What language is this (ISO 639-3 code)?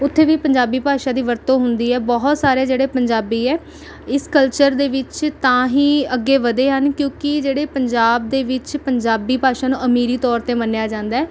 pan